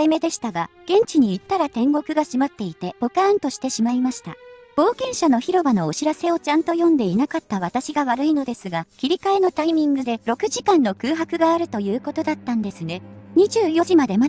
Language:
Japanese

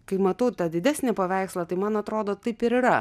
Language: Lithuanian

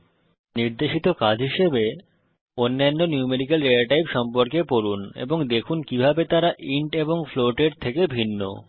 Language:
Bangla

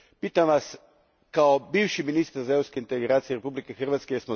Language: Croatian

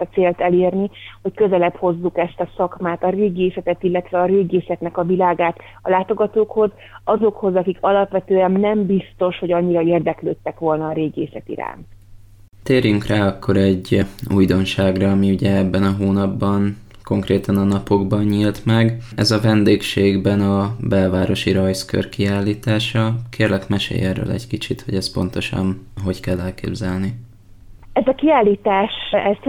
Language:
Hungarian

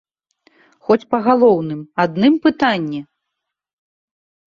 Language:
Belarusian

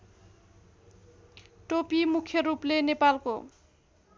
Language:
Nepali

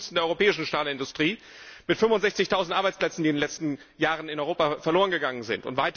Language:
German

